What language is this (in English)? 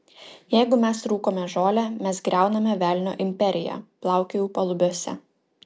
Lithuanian